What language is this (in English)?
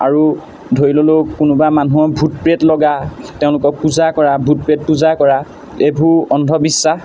Assamese